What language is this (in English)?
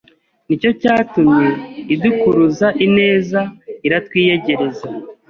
Kinyarwanda